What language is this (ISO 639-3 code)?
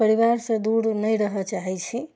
mai